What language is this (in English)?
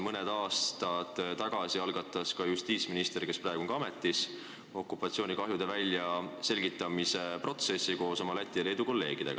Estonian